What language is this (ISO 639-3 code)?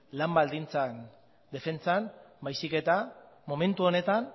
eus